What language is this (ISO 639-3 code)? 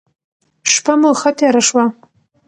pus